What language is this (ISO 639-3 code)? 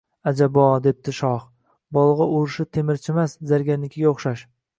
uzb